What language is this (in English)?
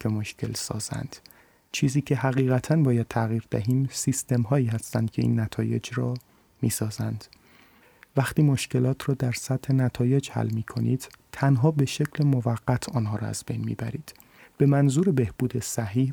Persian